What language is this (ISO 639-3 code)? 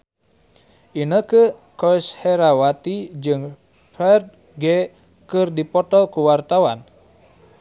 sun